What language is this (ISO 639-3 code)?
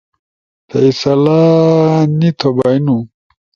ush